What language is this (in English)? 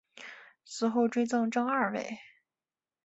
Chinese